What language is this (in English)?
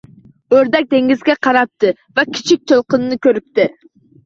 Uzbek